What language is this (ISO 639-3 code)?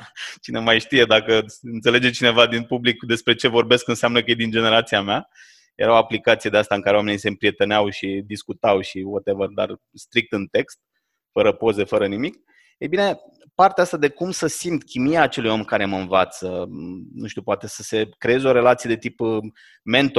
ron